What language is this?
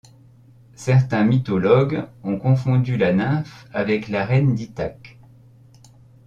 French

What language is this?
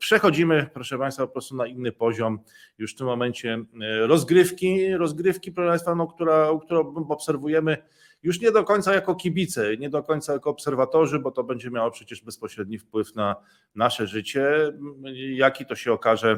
Polish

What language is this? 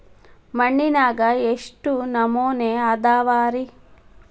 Kannada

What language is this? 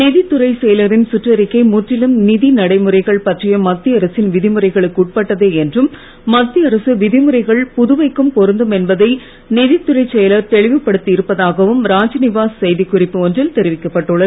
Tamil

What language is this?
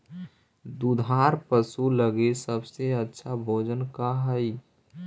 Magahi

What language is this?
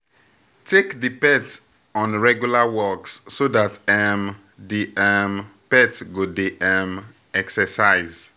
Nigerian Pidgin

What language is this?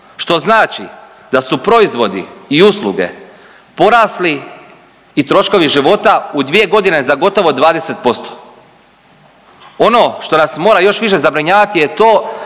Croatian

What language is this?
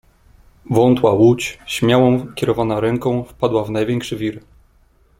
Polish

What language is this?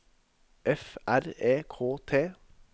Norwegian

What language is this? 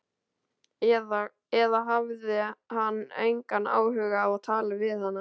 Icelandic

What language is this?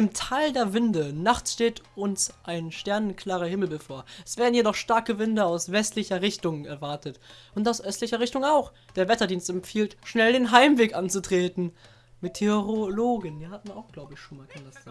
German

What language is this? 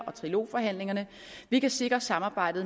Danish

